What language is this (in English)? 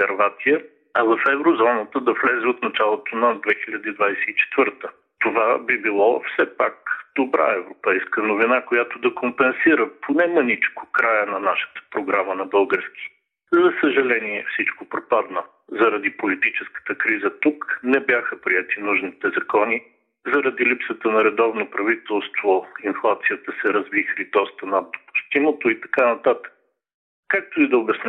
Bulgarian